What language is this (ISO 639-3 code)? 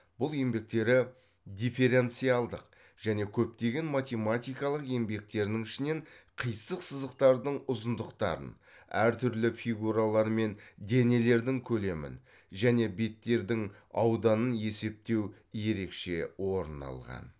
kaz